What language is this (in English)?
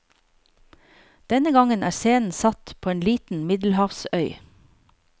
Norwegian